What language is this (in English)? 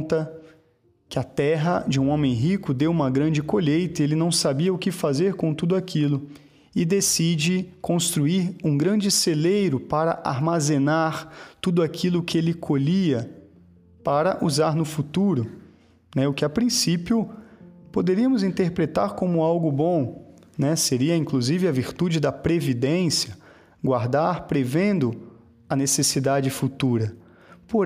Portuguese